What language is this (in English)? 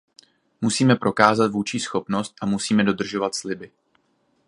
Czech